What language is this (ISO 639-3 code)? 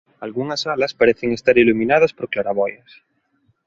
glg